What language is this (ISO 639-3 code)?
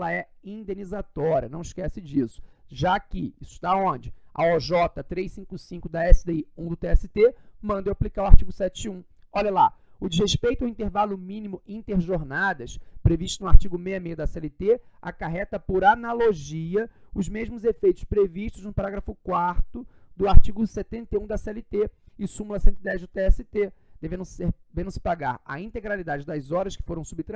por